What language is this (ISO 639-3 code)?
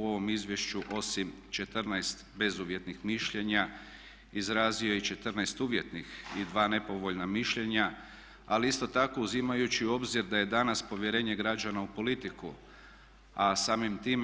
hrv